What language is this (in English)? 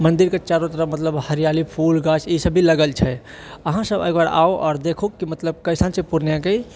Maithili